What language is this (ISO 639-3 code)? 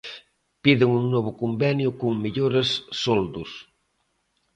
glg